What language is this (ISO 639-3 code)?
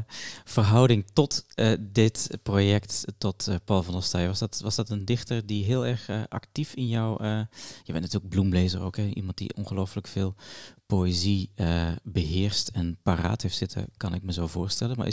nld